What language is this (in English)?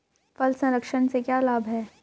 Hindi